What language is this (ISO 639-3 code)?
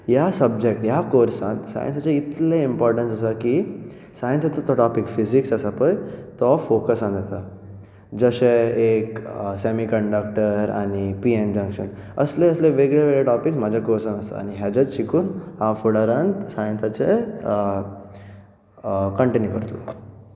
kok